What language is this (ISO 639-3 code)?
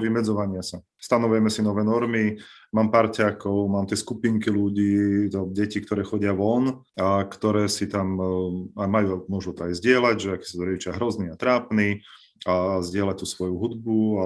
slk